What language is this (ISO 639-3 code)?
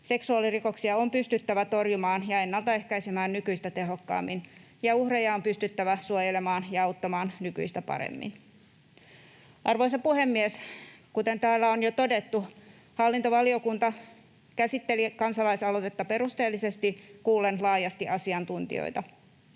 fin